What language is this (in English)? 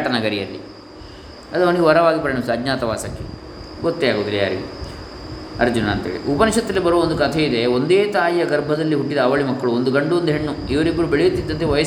Kannada